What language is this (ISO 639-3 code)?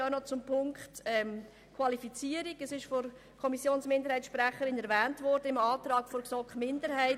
gsw